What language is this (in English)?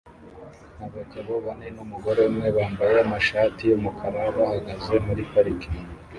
Kinyarwanda